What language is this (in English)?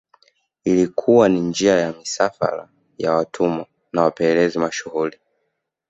Swahili